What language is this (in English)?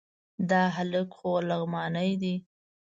Pashto